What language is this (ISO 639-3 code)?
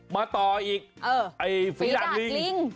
tha